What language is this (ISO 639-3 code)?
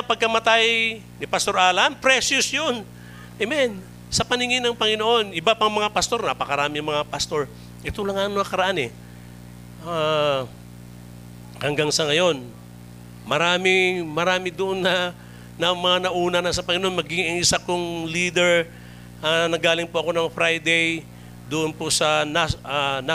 fil